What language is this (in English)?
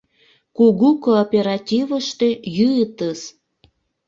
Mari